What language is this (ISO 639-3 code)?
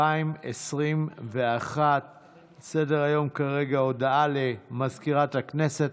heb